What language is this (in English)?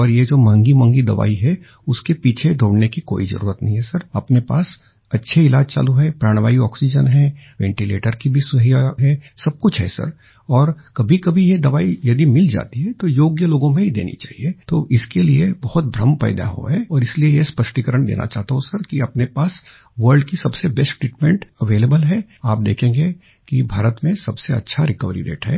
Hindi